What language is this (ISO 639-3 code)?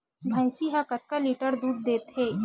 hne